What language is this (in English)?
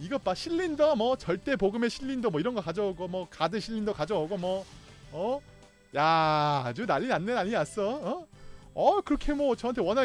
Korean